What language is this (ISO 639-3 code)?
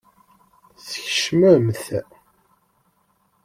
kab